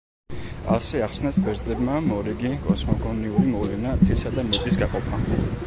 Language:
Georgian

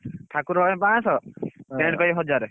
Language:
Odia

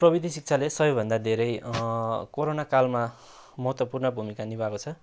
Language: Nepali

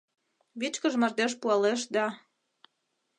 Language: Mari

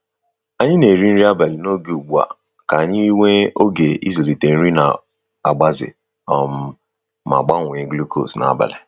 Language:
Igbo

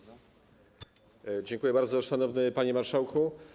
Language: Polish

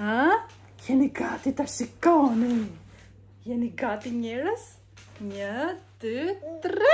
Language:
English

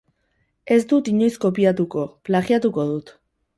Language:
Basque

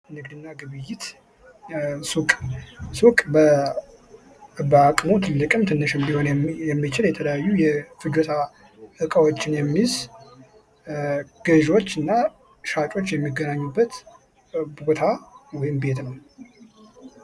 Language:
Amharic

